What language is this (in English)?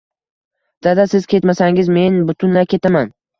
Uzbek